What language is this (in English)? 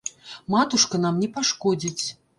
Belarusian